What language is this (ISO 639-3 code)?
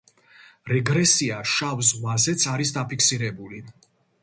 kat